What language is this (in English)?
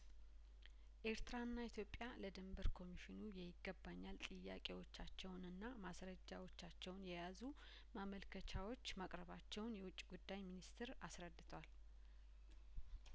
Amharic